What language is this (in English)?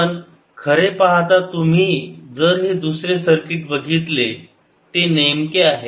Marathi